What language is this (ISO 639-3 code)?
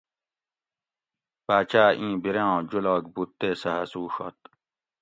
gwc